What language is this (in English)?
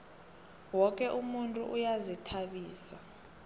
South Ndebele